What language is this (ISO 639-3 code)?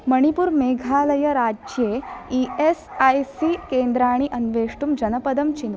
san